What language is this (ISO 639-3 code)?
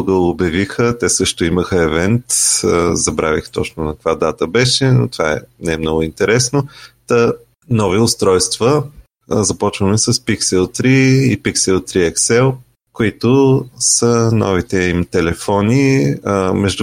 bul